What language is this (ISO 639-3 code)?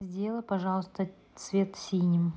rus